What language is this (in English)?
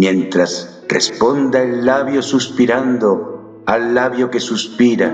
Spanish